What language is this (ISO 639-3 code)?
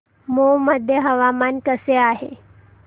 mar